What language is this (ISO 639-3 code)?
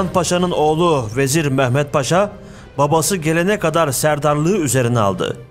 tur